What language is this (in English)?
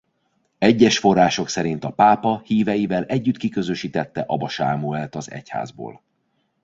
Hungarian